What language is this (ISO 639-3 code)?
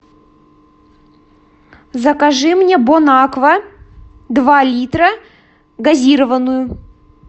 rus